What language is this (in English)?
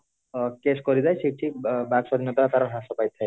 Odia